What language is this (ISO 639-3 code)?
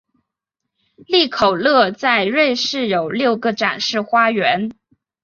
zho